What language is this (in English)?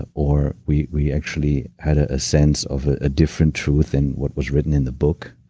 English